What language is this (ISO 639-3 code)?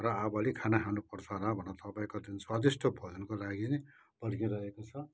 nep